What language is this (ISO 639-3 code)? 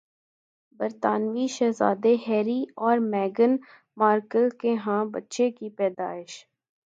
urd